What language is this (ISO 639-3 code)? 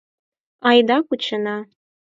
chm